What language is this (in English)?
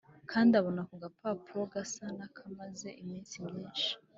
Kinyarwanda